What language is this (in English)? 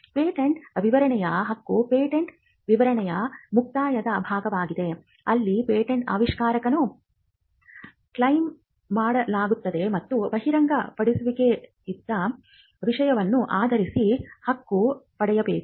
Kannada